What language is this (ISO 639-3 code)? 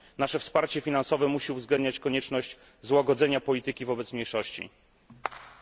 pol